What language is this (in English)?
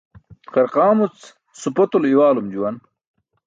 Burushaski